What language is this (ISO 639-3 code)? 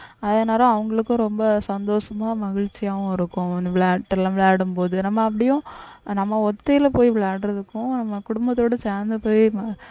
tam